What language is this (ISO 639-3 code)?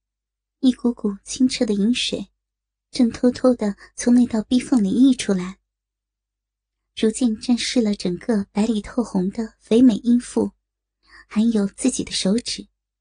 zho